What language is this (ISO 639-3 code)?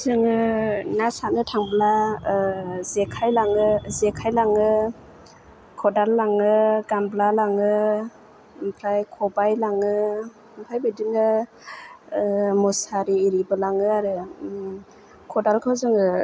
brx